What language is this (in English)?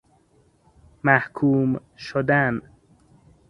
Persian